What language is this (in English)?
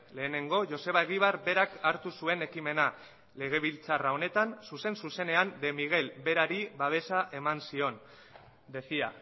Basque